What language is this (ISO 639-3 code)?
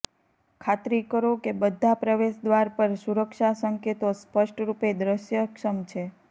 guj